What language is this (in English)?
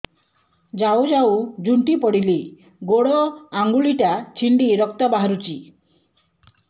Odia